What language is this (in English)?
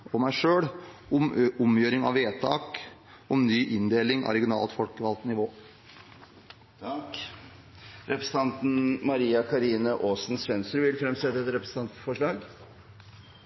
Norwegian Nynorsk